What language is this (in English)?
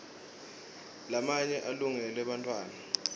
Swati